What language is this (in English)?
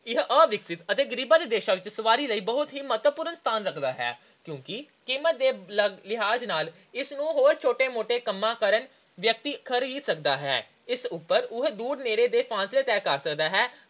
Punjabi